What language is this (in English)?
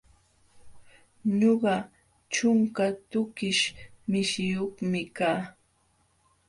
Jauja Wanca Quechua